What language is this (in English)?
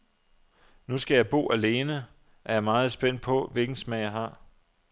Danish